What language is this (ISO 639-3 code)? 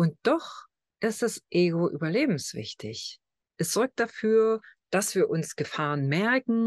deu